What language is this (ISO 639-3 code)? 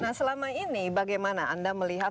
ind